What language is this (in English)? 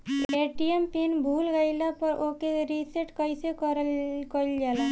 Bhojpuri